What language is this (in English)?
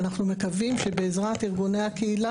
Hebrew